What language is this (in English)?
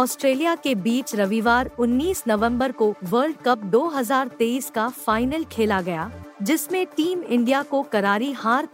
Hindi